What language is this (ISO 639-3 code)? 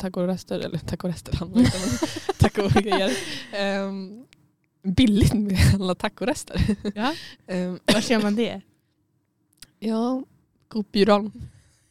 swe